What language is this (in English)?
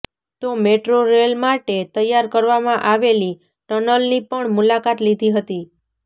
Gujarati